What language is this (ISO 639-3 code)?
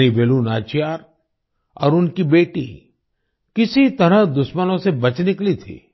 hin